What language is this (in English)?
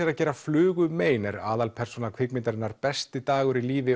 Icelandic